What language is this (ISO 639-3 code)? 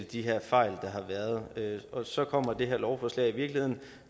dan